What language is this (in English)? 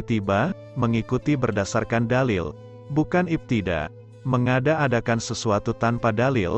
Indonesian